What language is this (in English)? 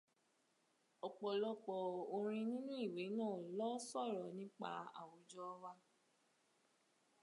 Yoruba